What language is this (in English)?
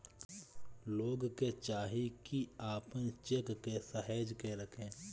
Bhojpuri